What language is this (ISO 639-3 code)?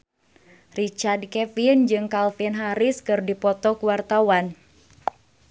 sun